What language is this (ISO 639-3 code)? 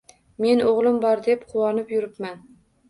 uzb